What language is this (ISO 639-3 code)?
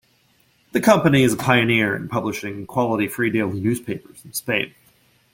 eng